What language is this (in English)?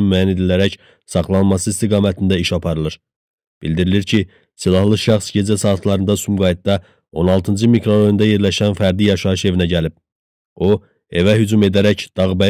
Turkish